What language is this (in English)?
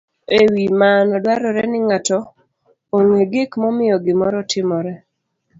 Luo (Kenya and Tanzania)